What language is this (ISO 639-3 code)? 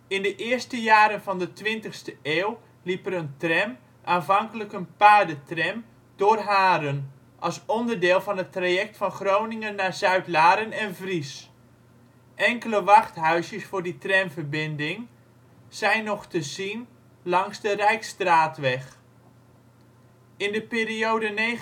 nld